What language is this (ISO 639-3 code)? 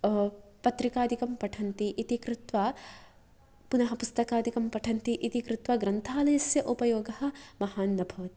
san